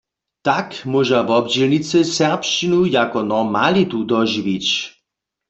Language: Upper Sorbian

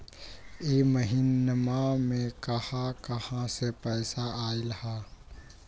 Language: Magahi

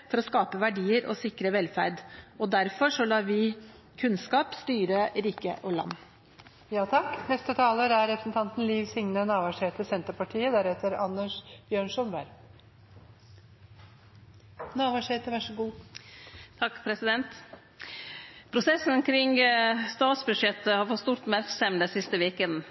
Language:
Norwegian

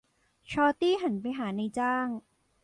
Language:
Thai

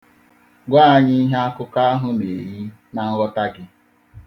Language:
Igbo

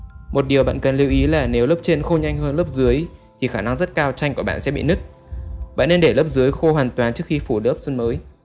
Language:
Vietnamese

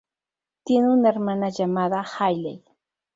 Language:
Spanish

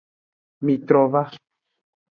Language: Aja (Benin)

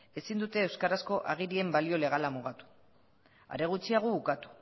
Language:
Basque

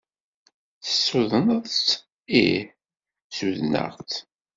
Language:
Kabyle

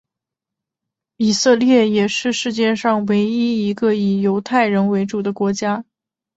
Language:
Chinese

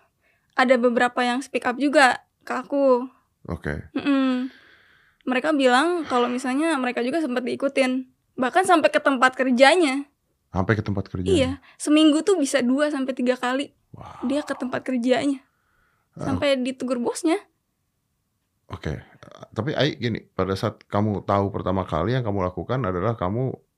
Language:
Indonesian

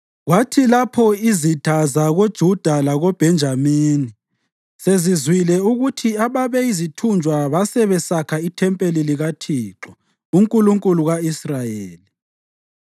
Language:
North Ndebele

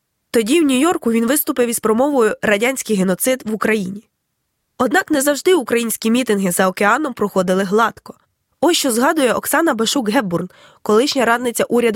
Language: Ukrainian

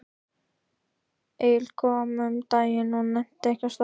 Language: Icelandic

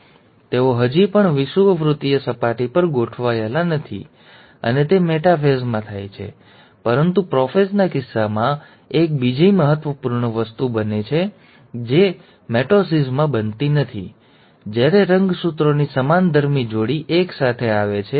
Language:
Gujarati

